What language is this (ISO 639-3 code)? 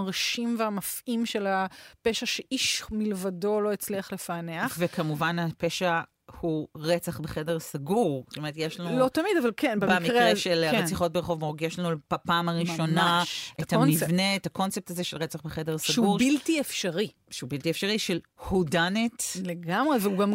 heb